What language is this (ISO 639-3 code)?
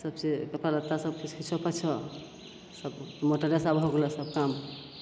mai